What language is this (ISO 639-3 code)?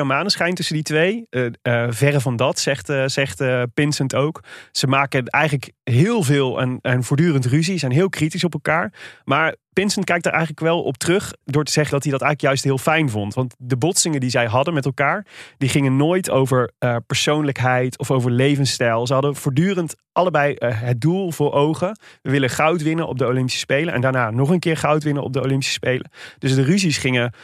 nld